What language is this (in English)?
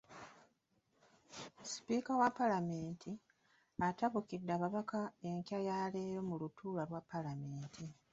Ganda